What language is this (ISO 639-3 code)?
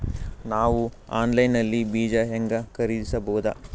kan